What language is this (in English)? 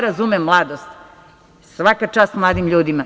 Serbian